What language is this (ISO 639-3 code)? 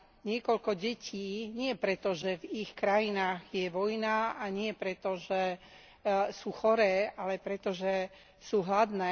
slk